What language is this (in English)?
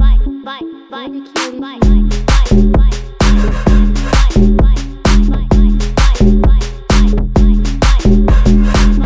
Romanian